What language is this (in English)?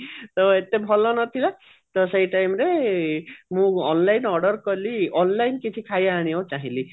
Odia